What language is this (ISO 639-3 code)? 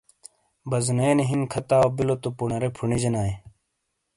scl